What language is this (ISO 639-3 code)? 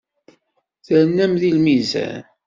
kab